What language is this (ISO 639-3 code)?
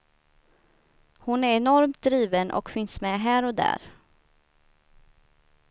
swe